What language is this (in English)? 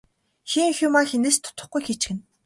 Mongolian